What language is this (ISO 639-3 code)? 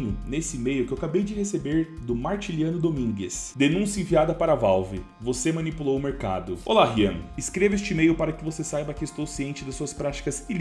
por